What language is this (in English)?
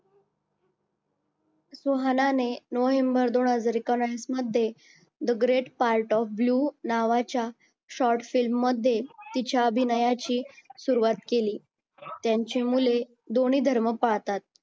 Marathi